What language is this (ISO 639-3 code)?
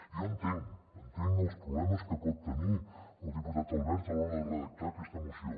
cat